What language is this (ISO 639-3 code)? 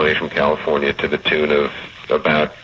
eng